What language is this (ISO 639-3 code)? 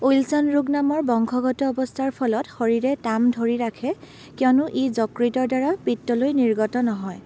asm